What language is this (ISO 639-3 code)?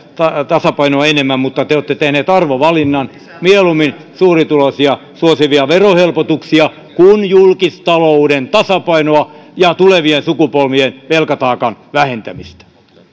fin